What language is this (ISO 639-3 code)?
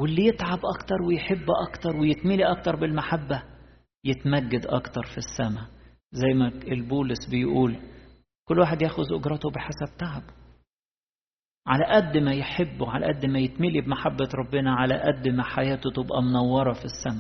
ara